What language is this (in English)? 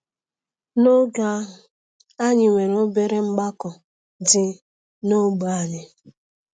Igbo